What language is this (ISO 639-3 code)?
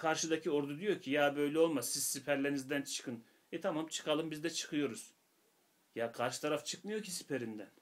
tur